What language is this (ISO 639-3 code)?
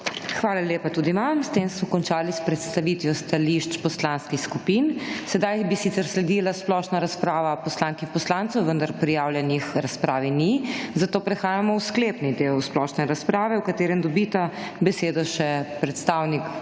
slv